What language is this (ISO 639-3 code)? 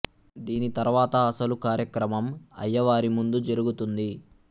tel